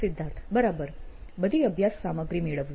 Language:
Gujarati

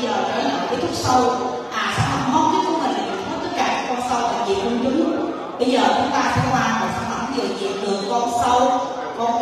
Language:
Vietnamese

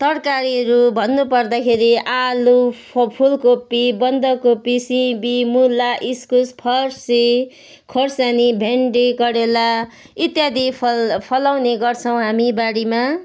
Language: Nepali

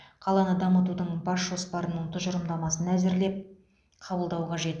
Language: Kazakh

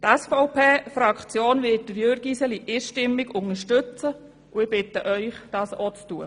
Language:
Swiss German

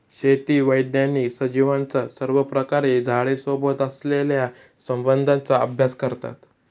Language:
Marathi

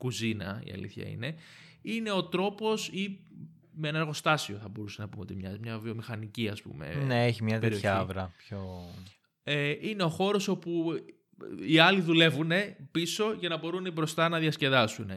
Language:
Greek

